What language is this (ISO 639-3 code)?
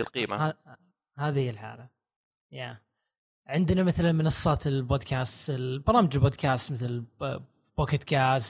ara